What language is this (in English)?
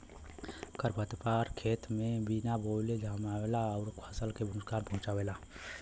Bhojpuri